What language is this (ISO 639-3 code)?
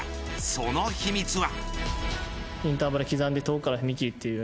jpn